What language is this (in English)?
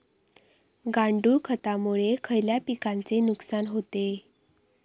Marathi